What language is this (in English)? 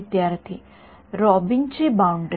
Marathi